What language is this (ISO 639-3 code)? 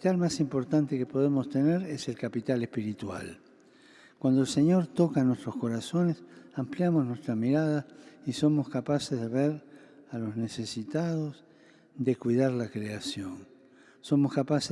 spa